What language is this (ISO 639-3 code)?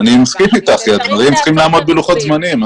heb